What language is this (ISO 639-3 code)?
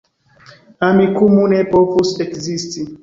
epo